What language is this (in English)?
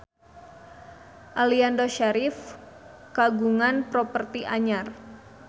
Sundanese